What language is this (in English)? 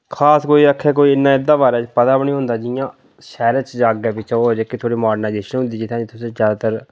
Dogri